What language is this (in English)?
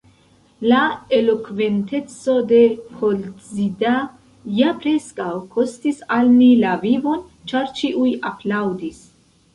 Esperanto